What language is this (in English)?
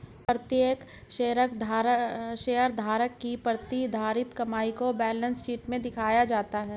Hindi